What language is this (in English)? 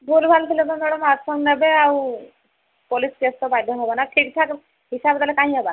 Odia